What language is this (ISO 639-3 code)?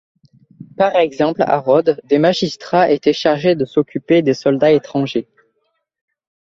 fra